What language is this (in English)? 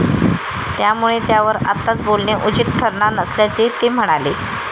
Marathi